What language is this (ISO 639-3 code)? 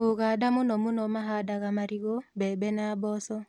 kik